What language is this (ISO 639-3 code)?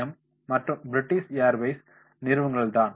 tam